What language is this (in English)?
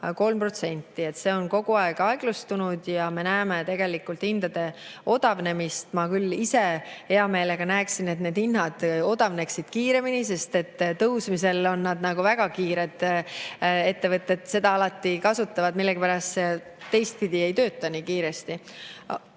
Estonian